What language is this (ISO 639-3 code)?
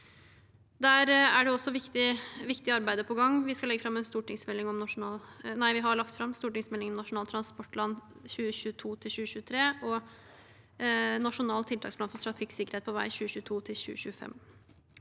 nor